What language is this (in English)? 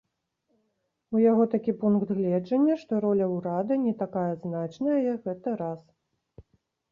Belarusian